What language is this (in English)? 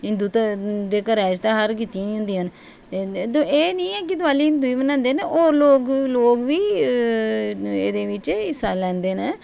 Dogri